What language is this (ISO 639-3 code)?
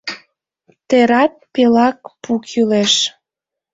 chm